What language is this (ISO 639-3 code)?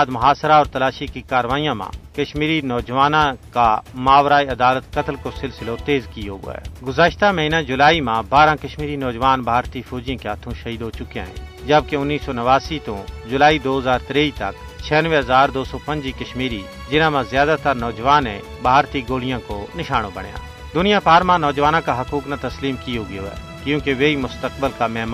urd